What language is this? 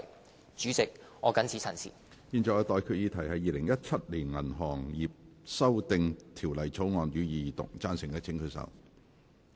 Cantonese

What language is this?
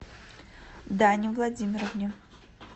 Russian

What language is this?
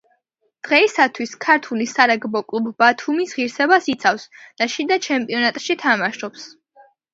Georgian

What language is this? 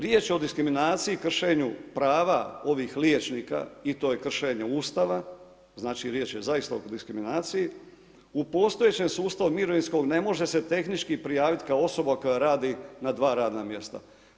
Croatian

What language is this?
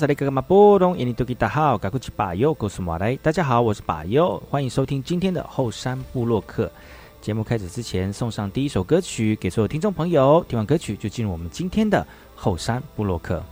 Chinese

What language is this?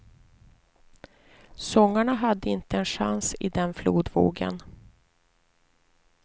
Swedish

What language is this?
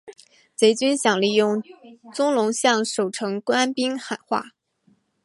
Chinese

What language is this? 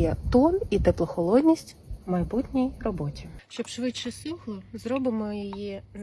Ukrainian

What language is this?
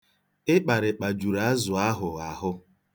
Igbo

